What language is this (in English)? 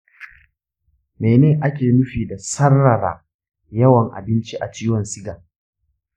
Hausa